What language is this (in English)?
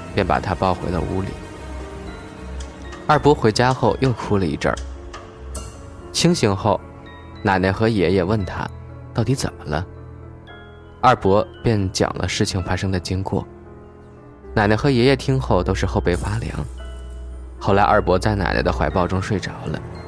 Chinese